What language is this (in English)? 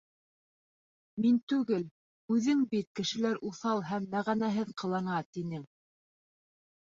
Bashkir